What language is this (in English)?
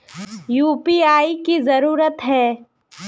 Magahi